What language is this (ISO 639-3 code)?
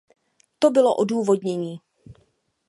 ces